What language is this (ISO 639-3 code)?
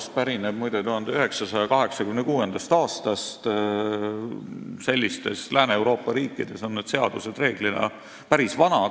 est